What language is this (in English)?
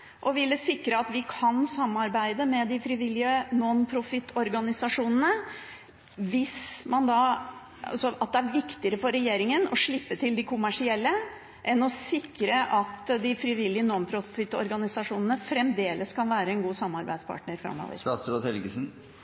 Norwegian Bokmål